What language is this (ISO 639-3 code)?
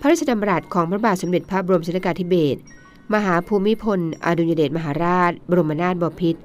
tha